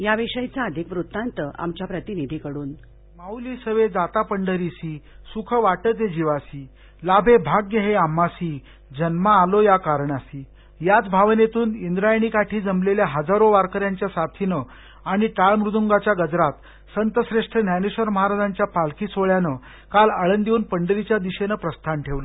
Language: Marathi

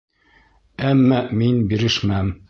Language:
Bashkir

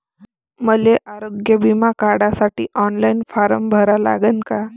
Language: Marathi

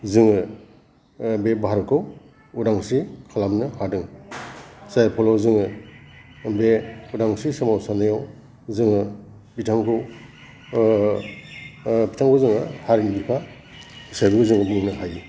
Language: Bodo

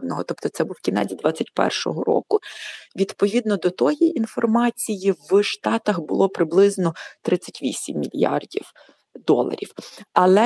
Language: Ukrainian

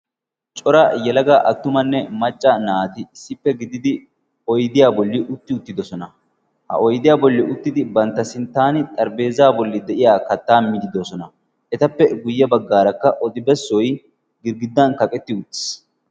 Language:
Wolaytta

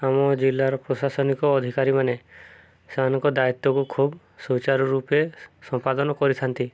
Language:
Odia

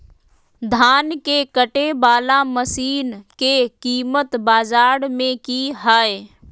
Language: Magahi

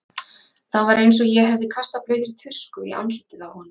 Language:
Icelandic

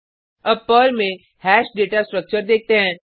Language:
Hindi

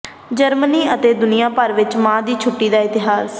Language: Punjabi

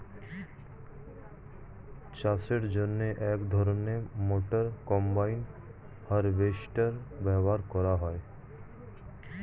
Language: Bangla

